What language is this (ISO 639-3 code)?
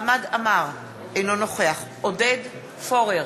heb